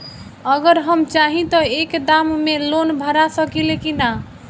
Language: Bhojpuri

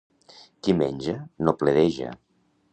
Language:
Catalan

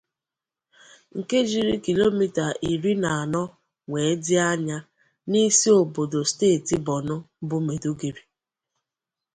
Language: Igbo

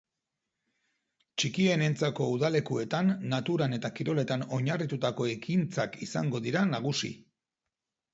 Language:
Basque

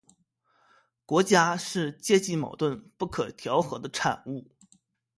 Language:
Chinese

